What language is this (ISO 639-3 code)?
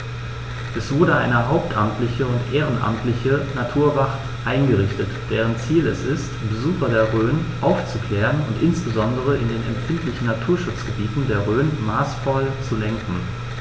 deu